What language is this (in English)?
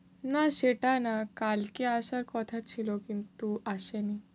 Bangla